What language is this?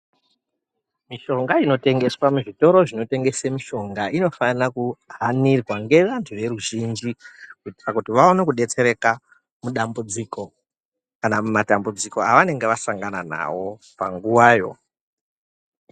Ndau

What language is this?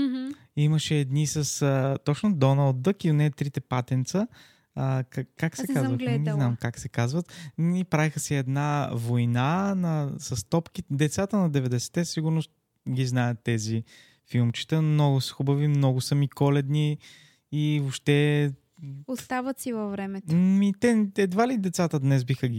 Bulgarian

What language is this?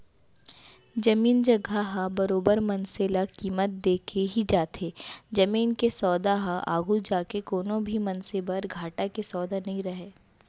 Chhattisgarhi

